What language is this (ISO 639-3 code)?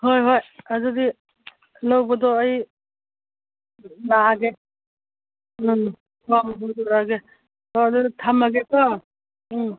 mni